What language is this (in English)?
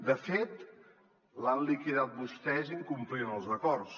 Catalan